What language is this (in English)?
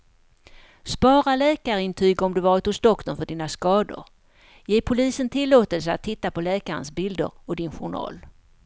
Swedish